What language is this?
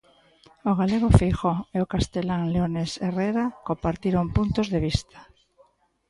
Galician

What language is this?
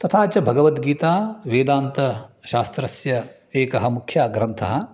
Sanskrit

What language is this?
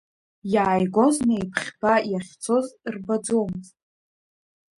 Abkhazian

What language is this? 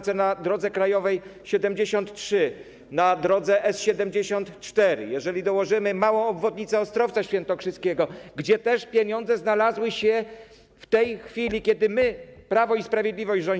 Polish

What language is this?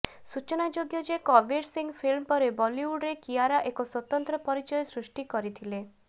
Odia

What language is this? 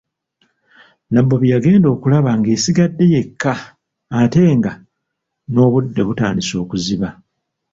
Ganda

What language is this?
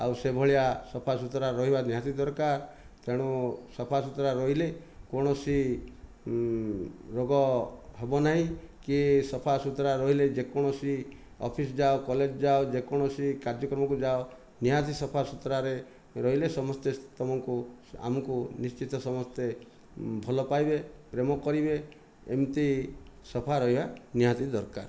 Odia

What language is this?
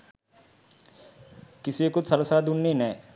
Sinhala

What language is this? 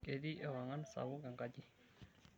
Masai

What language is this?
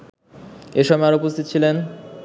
Bangla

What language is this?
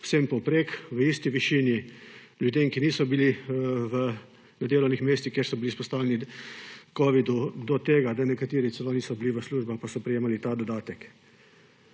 Slovenian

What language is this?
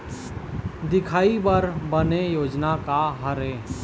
Chhattisgarhi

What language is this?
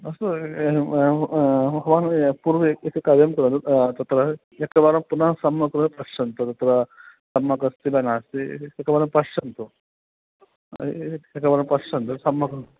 Sanskrit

